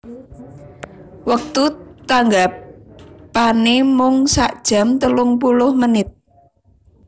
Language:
Javanese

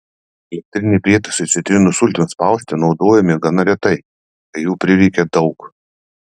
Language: Lithuanian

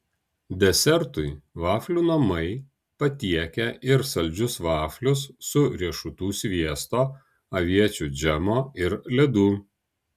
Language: Lithuanian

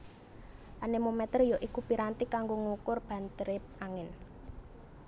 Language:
Javanese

